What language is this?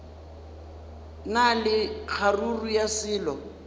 Northern Sotho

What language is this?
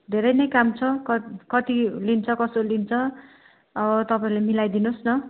Nepali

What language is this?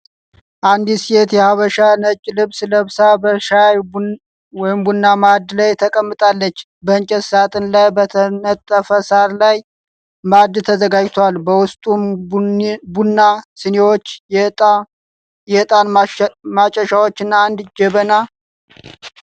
Amharic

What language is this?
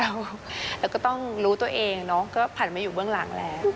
Thai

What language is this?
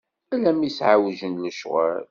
Kabyle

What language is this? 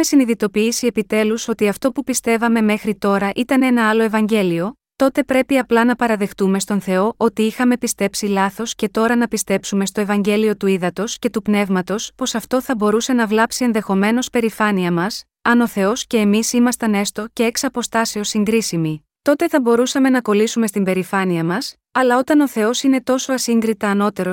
Greek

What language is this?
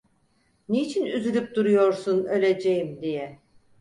Turkish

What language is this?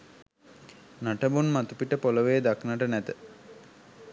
Sinhala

